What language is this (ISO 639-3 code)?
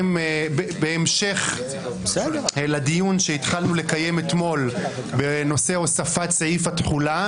heb